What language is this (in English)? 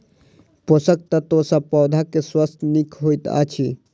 Maithili